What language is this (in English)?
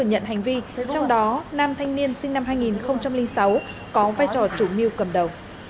Vietnamese